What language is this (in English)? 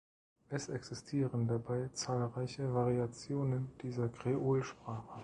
German